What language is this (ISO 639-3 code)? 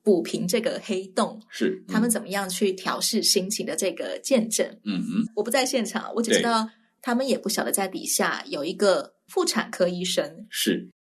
zho